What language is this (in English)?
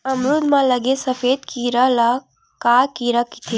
Chhattisgarhi